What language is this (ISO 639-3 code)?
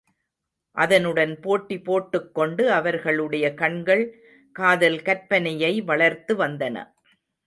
tam